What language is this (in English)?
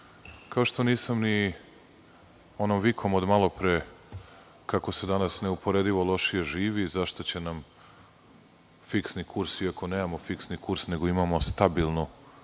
Serbian